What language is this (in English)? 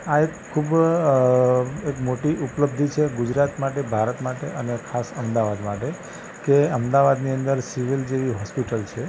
Gujarati